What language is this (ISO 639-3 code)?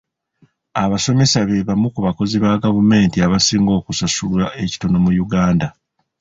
lug